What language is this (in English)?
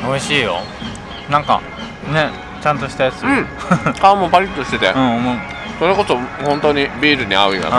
Japanese